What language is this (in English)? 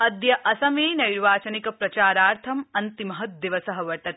Sanskrit